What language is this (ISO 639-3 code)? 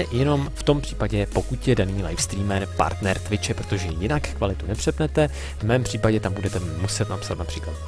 ces